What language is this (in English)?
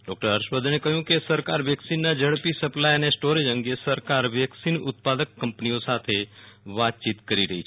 Gujarati